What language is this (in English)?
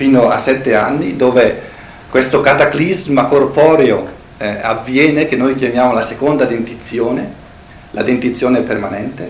Italian